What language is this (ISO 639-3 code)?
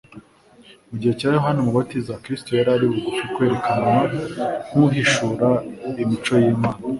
kin